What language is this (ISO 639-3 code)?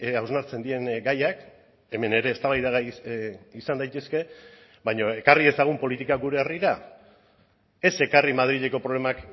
eus